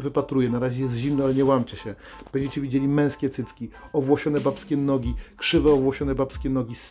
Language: Polish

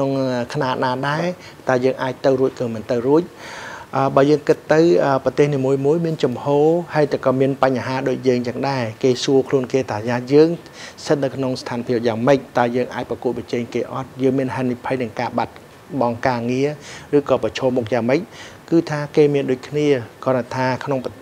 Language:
Thai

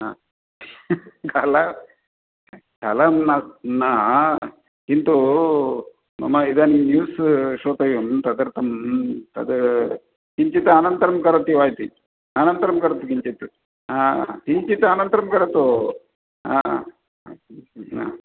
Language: Sanskrit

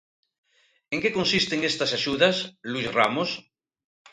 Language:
Galician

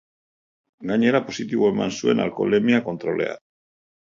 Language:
Basque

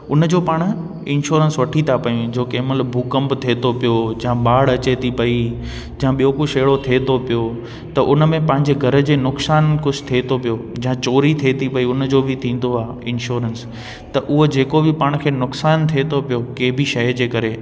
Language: Sindhi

